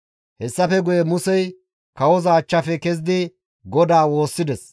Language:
Gamo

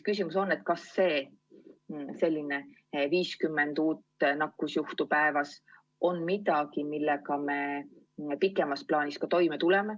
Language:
Estonian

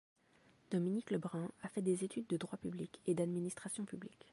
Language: French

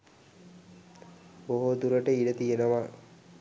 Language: Sinhala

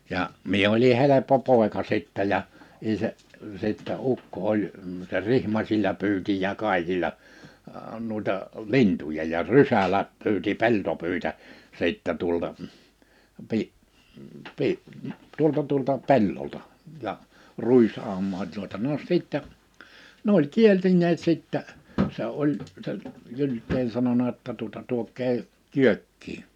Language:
Finnish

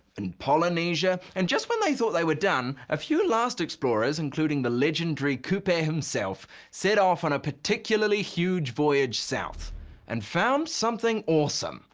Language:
English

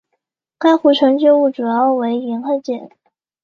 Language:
Chinese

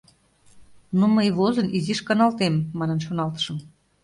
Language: Mari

